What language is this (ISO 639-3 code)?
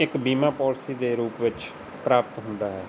pan